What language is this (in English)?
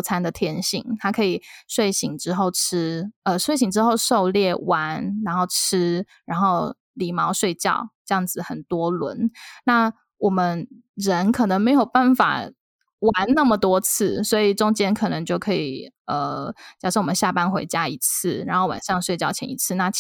Chinese